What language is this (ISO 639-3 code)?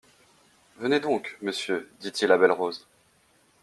fra